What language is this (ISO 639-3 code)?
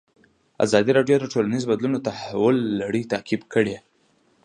pus